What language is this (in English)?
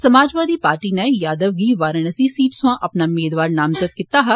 Dogri